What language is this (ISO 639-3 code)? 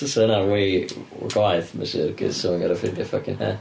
cym